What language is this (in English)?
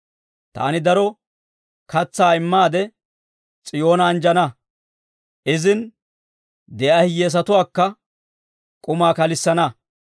Dawro